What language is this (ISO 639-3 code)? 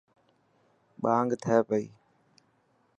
mki